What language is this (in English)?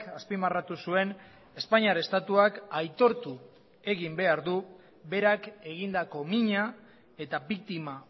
Basque